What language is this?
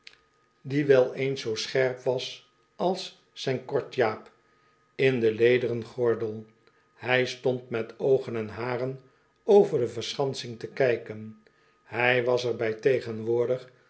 Dutch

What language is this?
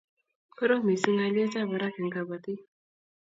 Kalenjin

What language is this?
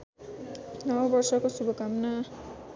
Nepali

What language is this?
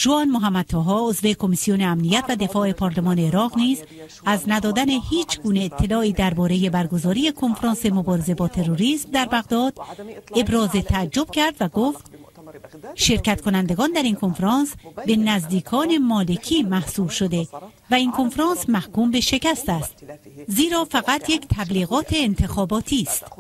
Persian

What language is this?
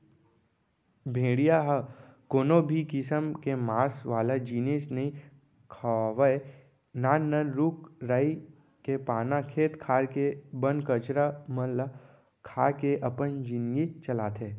Chhattisgarhi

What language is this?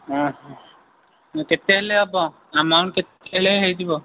Odia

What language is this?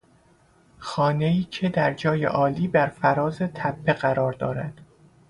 Persian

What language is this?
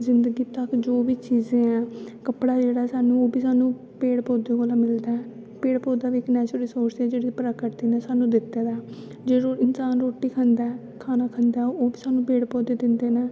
Dogri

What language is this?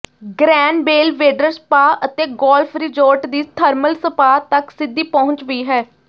Punjabi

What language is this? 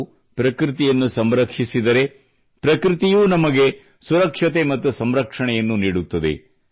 Kannada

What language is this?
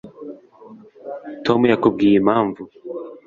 Kinyarwanda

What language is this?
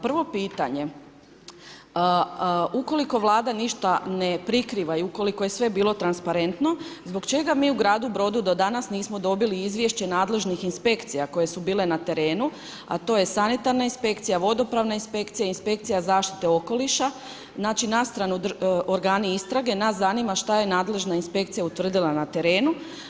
Croatian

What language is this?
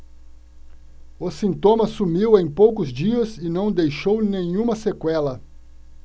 Portuguese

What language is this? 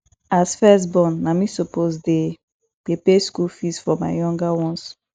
Nigerian Pidgin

